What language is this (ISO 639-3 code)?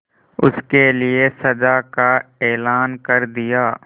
hin